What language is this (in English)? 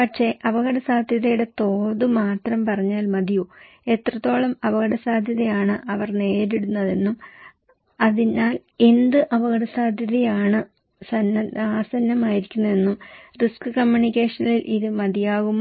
Malayalam